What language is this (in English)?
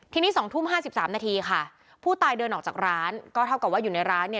Thai